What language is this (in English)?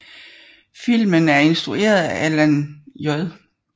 Danish